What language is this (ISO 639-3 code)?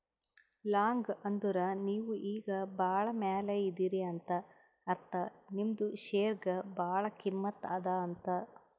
kan